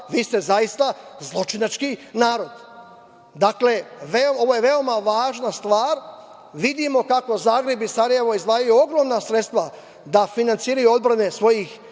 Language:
Serbian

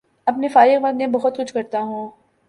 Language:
Urdu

